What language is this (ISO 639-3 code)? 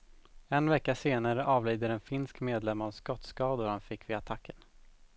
swe